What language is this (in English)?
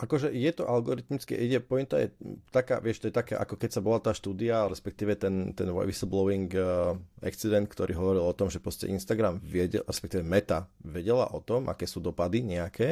Slovak